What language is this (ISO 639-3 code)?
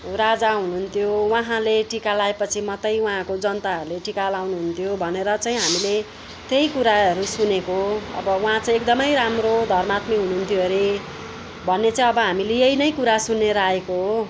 nep